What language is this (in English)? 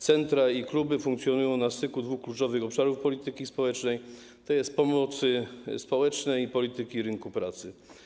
Polish